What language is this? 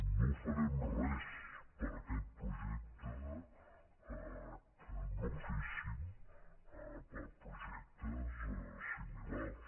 Catalan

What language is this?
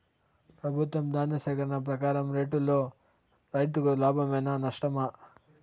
Telugu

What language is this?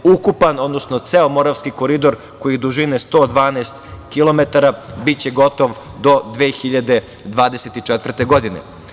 Serbian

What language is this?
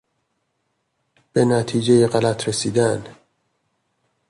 Persian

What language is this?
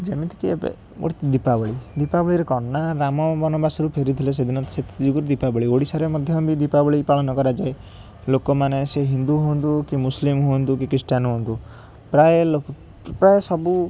Odia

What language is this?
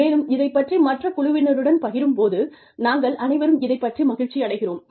Tamil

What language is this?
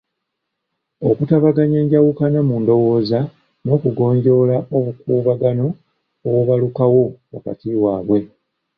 Ganda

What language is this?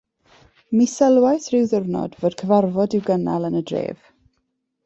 Welsh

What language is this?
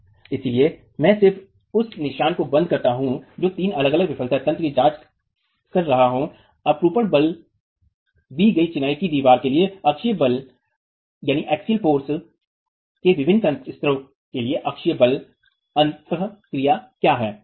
Hindi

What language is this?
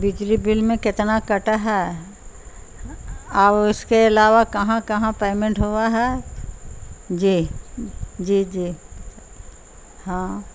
Urdu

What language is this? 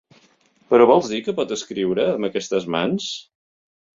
Catalan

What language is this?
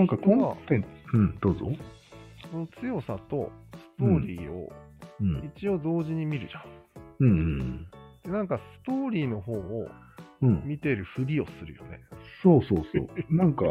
Japanese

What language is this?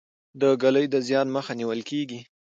Pashto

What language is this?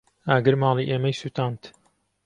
Central Kurdish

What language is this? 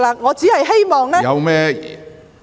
Cantonese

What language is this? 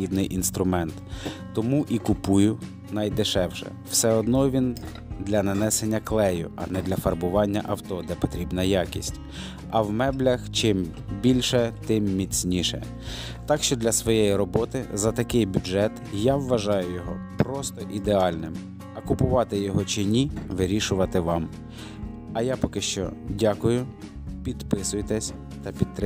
Ukrainian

